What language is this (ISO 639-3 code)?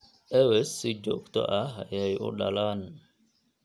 som